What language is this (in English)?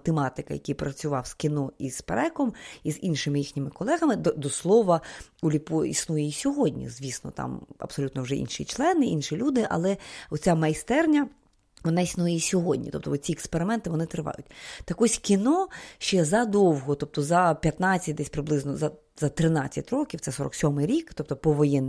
Ukrainian